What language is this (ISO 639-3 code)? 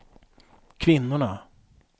swe